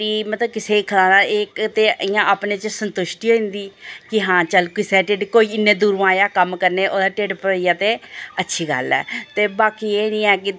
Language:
Dogri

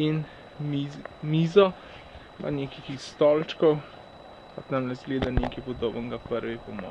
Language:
Portuguese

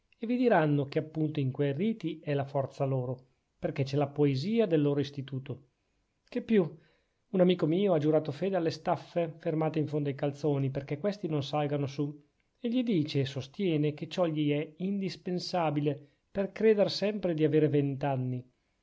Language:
Italian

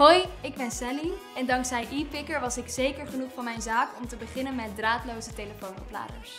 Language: Dutch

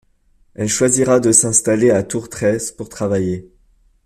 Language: French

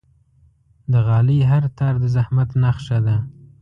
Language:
Pashto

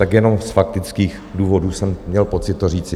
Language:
Czech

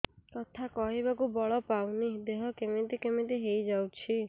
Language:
Odia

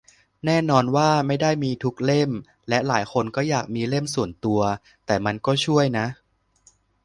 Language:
Thai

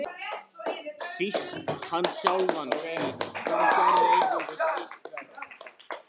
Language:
Icelandic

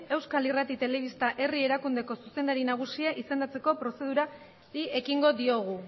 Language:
Basque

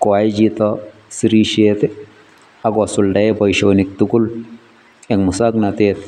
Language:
Kalenjin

